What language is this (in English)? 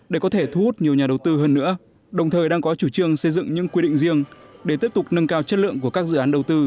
Vietnamese